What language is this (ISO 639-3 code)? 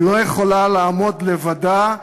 heb